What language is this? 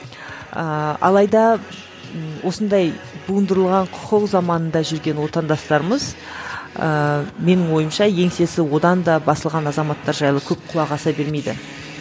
Kazakh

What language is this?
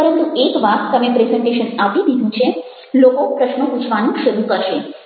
Gujarati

